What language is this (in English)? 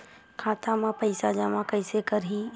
Chhattisgarhi